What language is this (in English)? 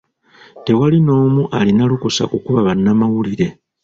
Ganda